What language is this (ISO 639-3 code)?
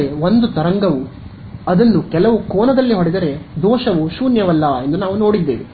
kan